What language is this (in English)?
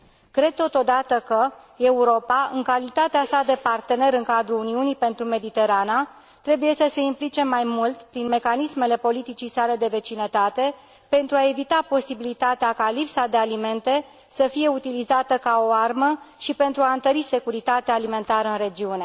Romanian